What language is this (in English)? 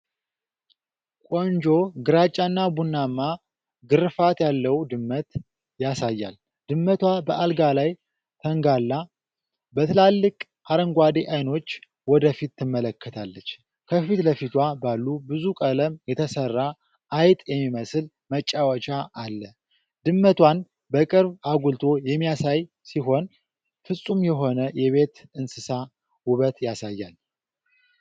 Amharic